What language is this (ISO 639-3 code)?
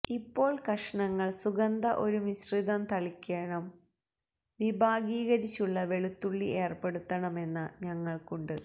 mal